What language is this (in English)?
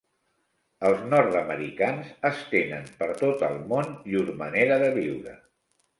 Catalan